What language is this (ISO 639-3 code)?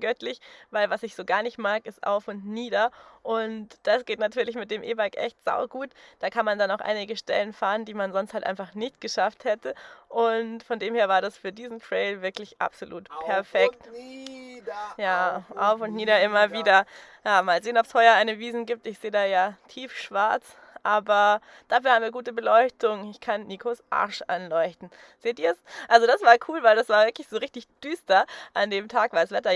deu